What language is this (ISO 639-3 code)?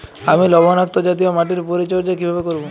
ben